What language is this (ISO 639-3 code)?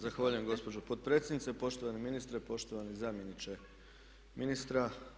hrv